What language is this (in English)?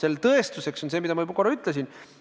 Estonian